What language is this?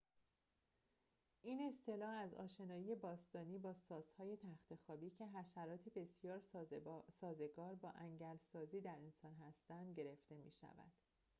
Persian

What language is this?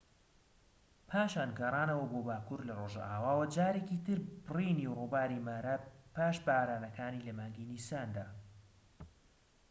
Central Kurdish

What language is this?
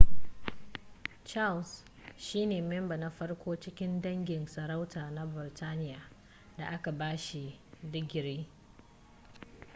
Hausa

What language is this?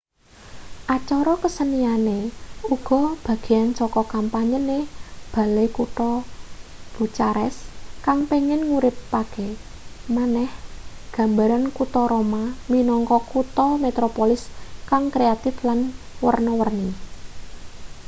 Javanese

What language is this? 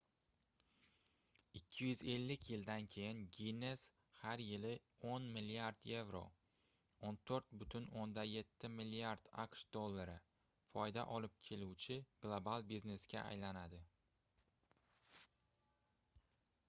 Uzbek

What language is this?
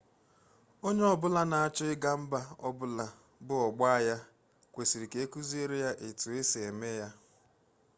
Igbo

